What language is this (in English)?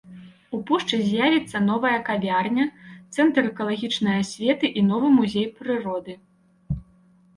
Belarusian